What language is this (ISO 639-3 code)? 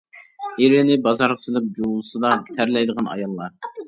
uig